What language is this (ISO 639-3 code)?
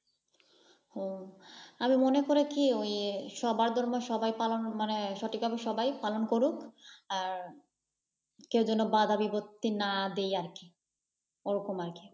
ben